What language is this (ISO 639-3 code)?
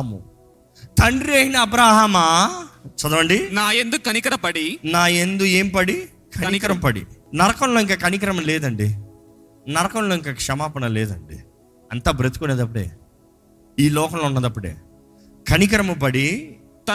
tel